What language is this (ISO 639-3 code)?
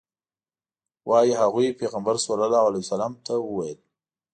pus